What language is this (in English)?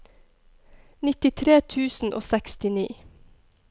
Norwegian